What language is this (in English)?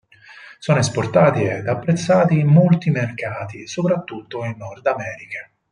Italian